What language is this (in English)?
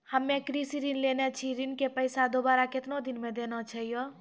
Maithili